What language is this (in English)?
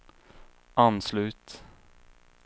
Swedish